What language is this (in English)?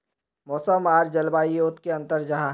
Magahi